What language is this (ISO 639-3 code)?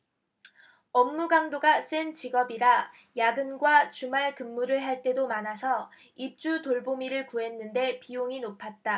kor